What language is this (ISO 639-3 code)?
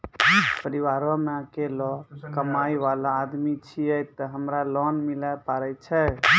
mai